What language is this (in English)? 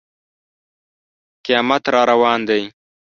Pashto